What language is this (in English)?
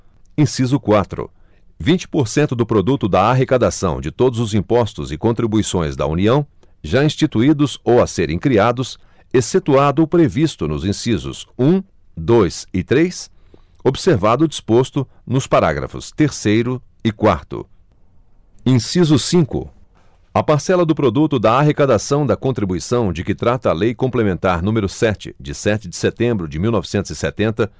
Portuguese